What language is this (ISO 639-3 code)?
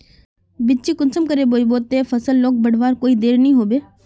mag